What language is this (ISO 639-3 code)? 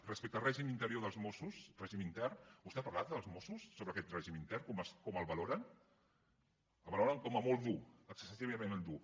cat